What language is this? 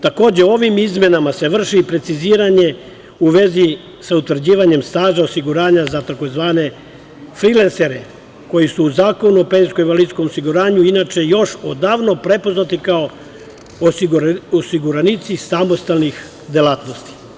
Serbian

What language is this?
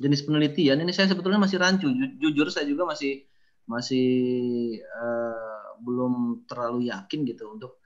Indonesian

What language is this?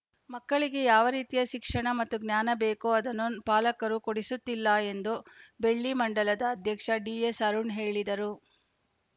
Kannada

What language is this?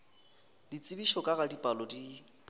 Northern Sotho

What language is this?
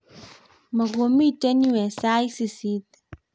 Kalenjin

